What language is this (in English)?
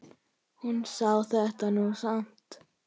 Icelandic